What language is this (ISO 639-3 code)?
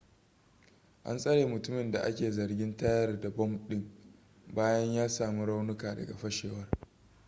hau